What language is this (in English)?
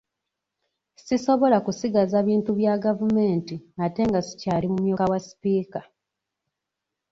Ganda